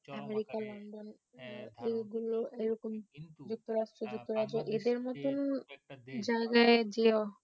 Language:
Bangla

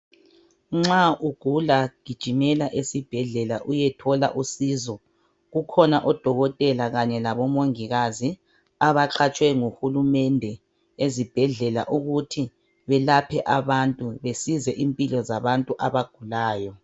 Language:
North Ndebele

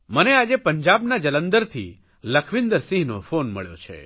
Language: Gujarati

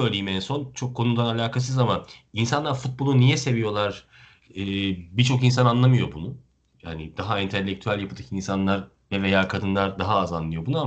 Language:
Turkish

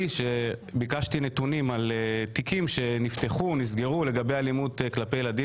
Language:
Hebrew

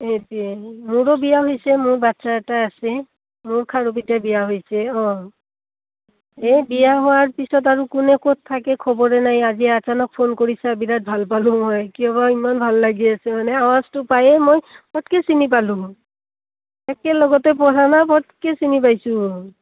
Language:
Assamese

